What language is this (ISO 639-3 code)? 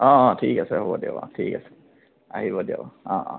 asm